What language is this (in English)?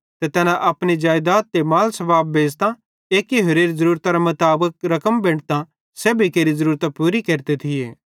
Bhadrawahi